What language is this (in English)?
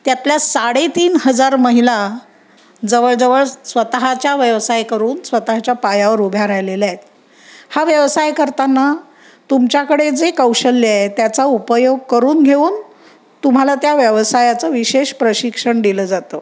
Marathi